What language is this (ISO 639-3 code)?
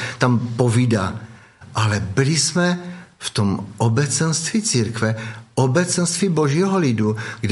ces